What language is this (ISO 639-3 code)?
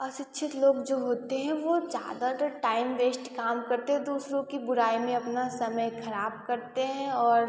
hin